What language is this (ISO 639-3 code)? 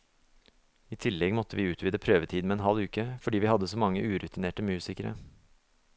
nor